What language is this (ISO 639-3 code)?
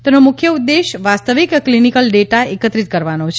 guj